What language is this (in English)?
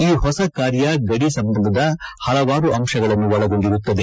Kannada